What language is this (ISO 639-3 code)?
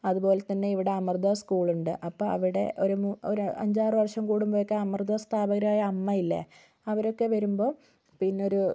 mal